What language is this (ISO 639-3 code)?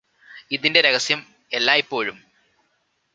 mal